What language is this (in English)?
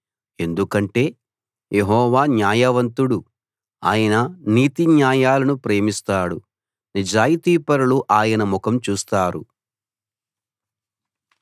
Telugu